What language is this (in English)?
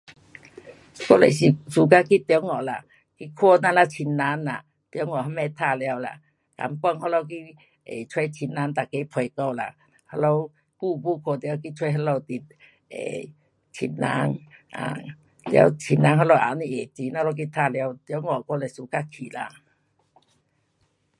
Pu-Xian Chinese